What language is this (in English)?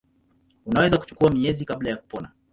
Swahili